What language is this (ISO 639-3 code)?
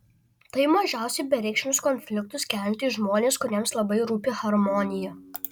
lit